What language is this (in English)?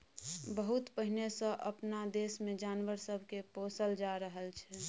Maithili